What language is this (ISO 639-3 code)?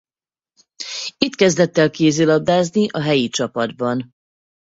hun